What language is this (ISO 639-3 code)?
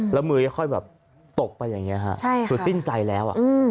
tha